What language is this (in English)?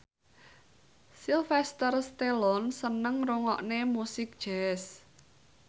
Javanese